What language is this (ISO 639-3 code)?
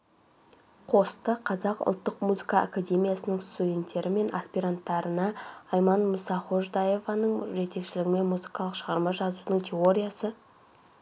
kaz